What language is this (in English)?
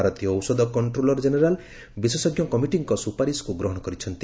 Odia